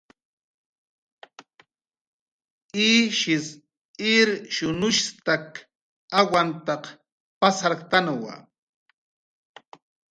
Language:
Jaqaru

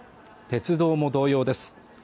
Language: Japanese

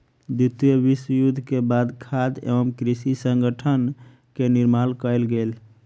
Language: Maithili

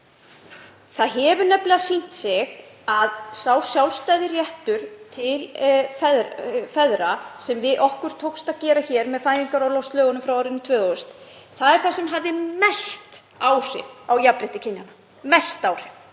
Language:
Icelandic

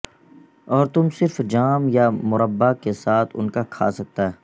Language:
Urdu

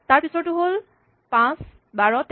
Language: Assamese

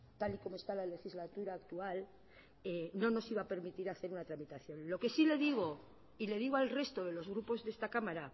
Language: Spanish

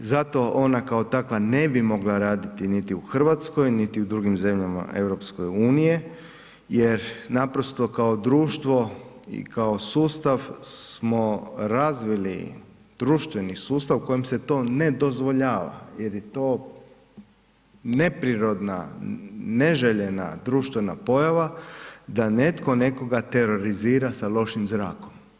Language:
Croatian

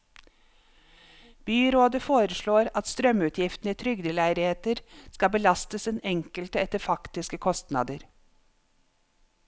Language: Norwegian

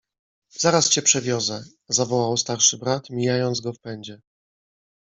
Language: Polish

